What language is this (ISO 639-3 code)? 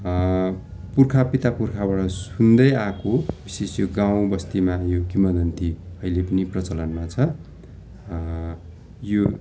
nep